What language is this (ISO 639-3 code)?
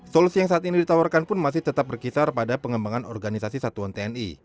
ind